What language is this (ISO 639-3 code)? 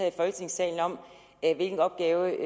dan